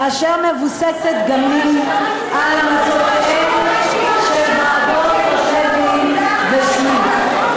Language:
Hebrew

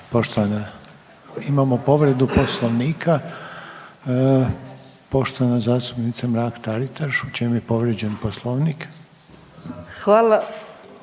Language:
Croatian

